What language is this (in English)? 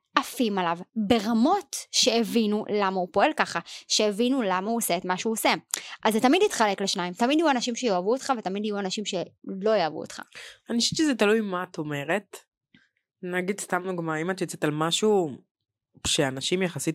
Hebrew